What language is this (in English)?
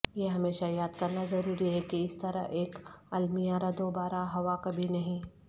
Urdu